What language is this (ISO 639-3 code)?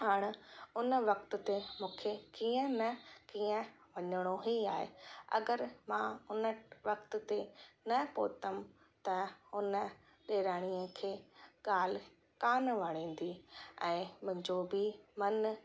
snd